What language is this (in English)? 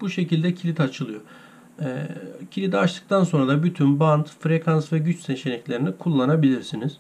Turkish